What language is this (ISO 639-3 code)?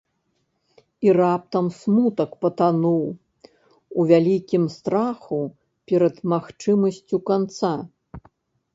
bel